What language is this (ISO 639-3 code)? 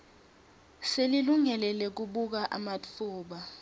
ssw